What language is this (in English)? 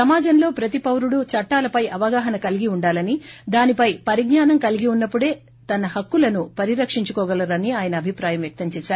Telugu